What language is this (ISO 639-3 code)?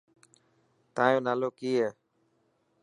mki